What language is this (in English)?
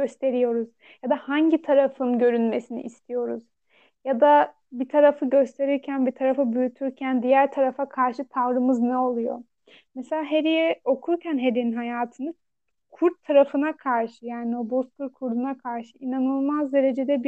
Turkish